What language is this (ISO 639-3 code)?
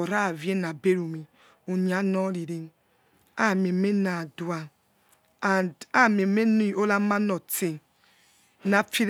ets